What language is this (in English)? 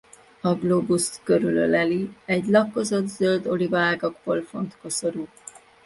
Hungarian